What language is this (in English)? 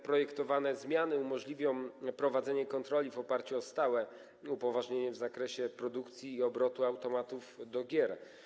Polish